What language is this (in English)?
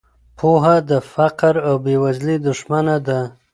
Pashto